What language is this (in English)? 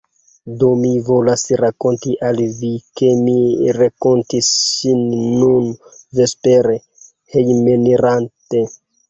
Esperanto